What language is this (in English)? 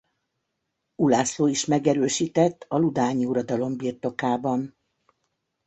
Hungarian